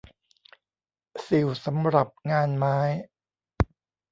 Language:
Thai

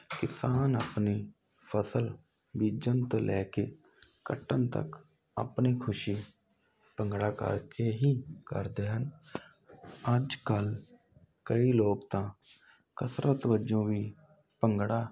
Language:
Punjabi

